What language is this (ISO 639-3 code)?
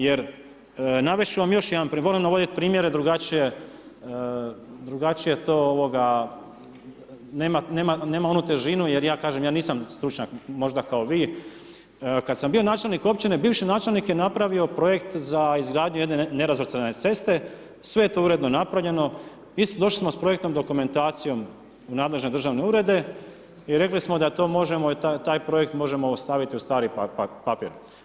hrv